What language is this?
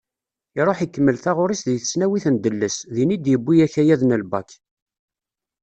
Kabyle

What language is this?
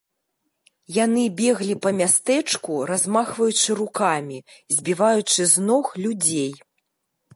Belarusian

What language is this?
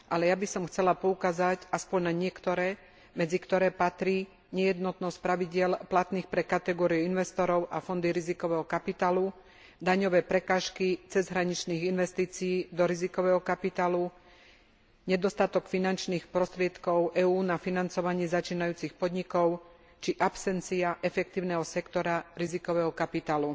Slovak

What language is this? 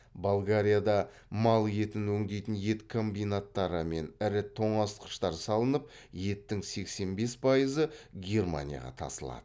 Kazakh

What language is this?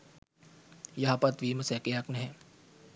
Sinhala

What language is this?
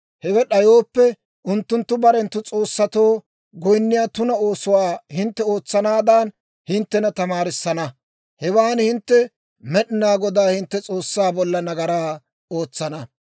Dawro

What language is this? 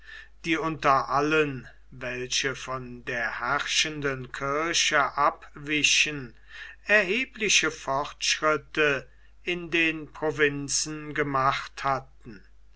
German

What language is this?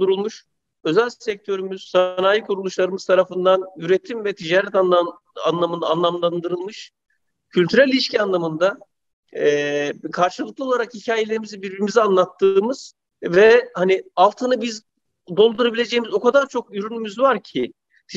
Turkish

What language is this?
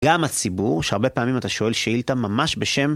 Hebrew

